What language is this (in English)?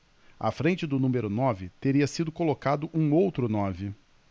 Portuguese